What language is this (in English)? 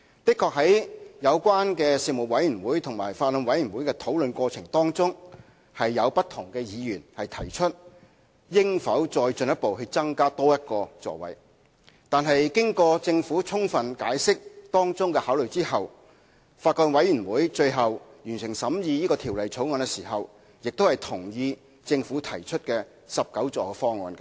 Cantonese